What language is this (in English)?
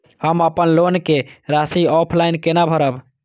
Maithili